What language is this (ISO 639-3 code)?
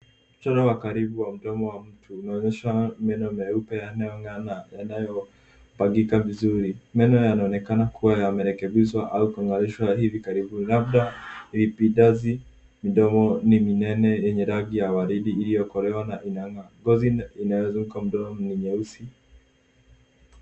swa